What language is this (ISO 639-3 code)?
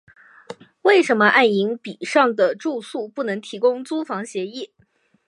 zho